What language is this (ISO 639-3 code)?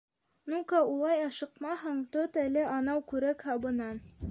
bak